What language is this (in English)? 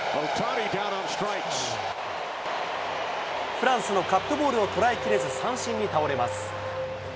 Japanese